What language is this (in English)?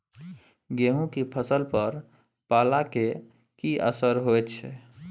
Maithili